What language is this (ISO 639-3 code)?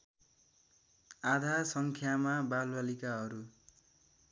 nep